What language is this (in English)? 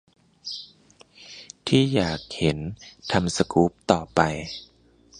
Thai